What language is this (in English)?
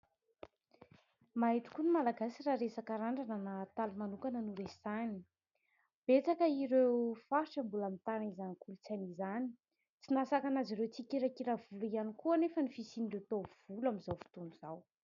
Malagasy